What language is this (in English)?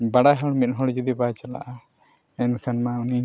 Santali